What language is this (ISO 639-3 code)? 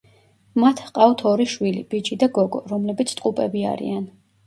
kat